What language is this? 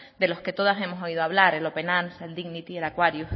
Spanish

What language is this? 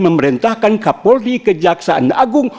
Indonesian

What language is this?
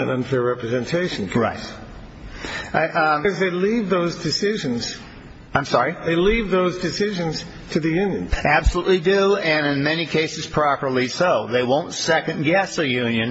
English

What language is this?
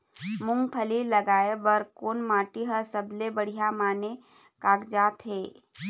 Chhattisgarhi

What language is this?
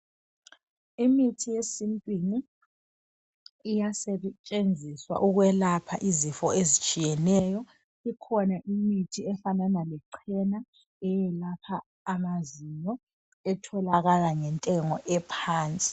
North Ndebele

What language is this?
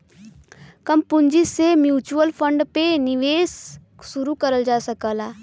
Bhojpuri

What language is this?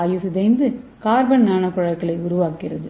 Tamil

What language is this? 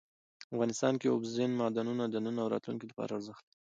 Pashto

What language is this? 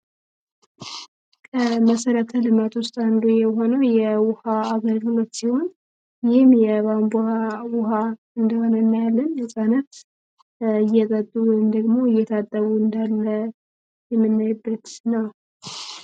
Amharic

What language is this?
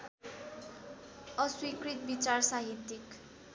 Nepali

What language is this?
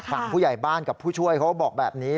Thai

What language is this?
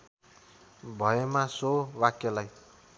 Nepali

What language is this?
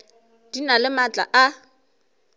Northern Sotho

